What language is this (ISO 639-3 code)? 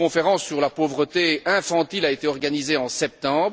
fra